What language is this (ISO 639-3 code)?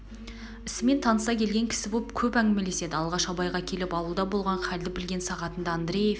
kaz